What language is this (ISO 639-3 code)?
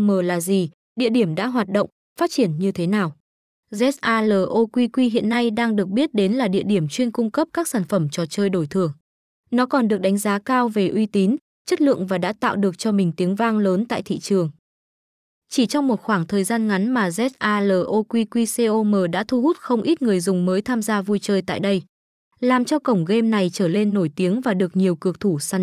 vie